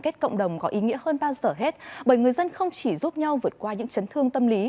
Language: Vietnamese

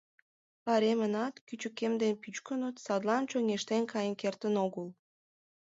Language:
Mari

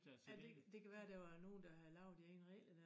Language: Danish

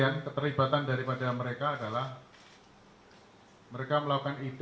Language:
Indonesian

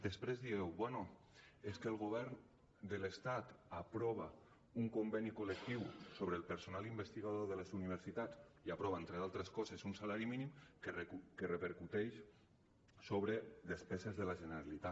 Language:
Catalan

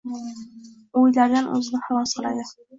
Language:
Uzbek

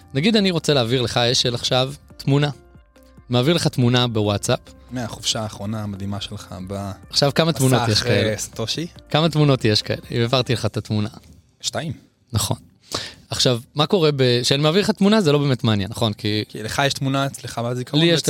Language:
Hebrew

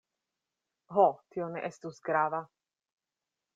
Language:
Esperanto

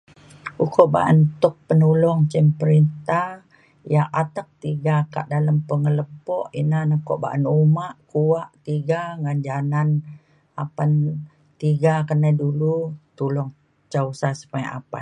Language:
Mainstream Kenyah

